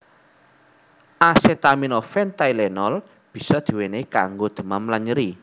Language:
Javanese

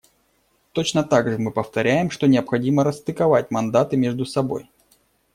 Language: Russian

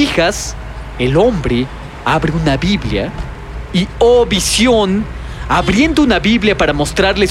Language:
Spanish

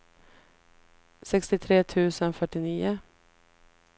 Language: Swedish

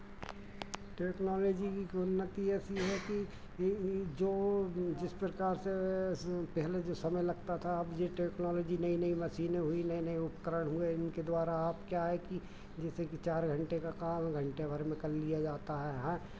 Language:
Hindi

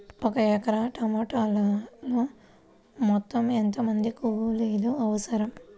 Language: Telugu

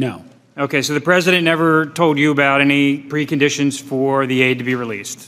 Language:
English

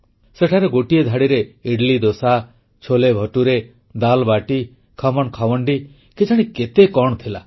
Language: Odia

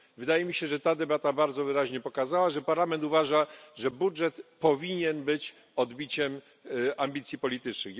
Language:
Polish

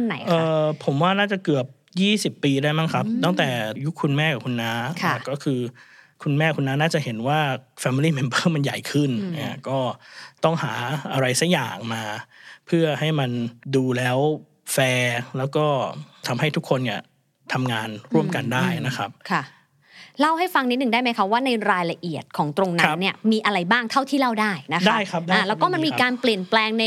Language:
Thai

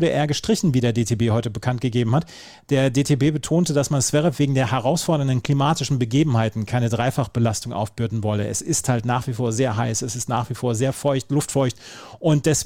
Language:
German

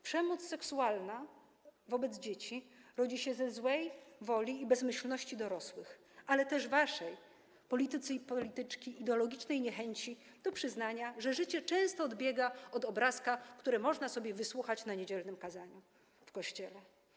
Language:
Polish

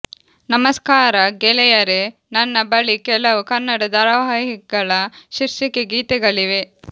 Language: Kannada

